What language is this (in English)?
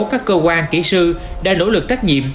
Vietnamese